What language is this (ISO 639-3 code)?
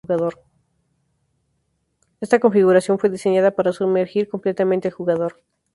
spa